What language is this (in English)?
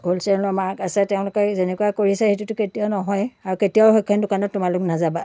Assamese